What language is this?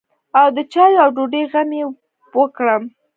Pashto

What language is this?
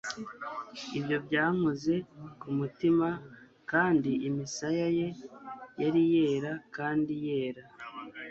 Kinyarwanda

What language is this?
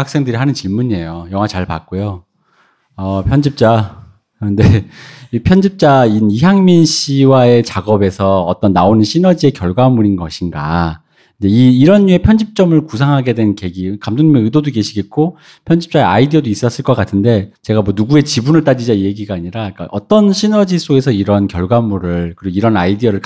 Korean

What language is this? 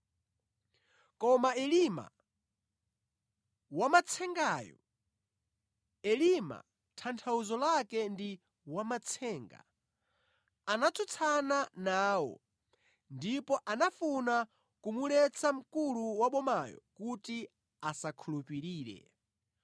Nyanja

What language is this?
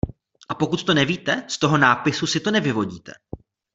Czech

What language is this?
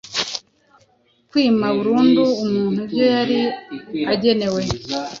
Kinyarwanda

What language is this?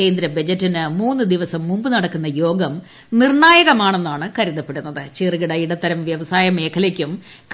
Malayalam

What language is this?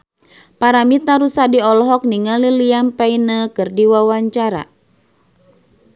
Sundanese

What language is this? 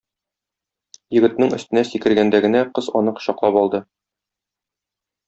Tatar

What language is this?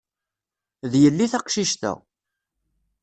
Kabyle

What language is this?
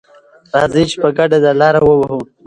Pashto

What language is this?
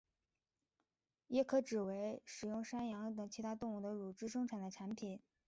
Chinese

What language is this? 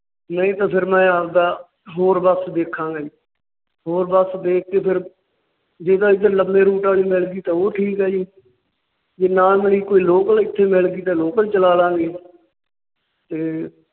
Punjabi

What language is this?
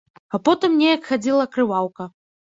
Belarusian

